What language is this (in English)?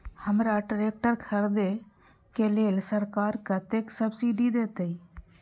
Maithili